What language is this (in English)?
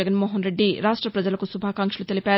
Telugu